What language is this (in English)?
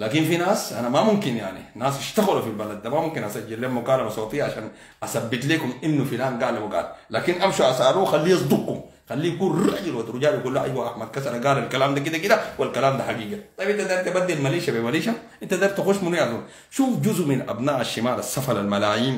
Arabic